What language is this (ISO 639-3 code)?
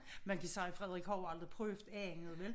dan